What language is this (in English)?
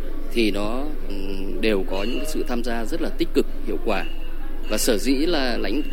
Vietnamese